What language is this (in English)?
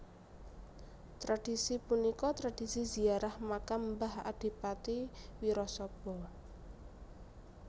Javanese